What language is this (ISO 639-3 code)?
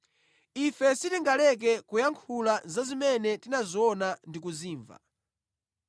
nya